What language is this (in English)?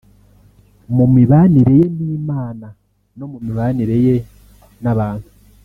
Kinyarwanda